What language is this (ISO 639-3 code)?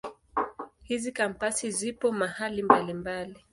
swa